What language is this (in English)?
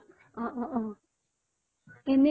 Assamese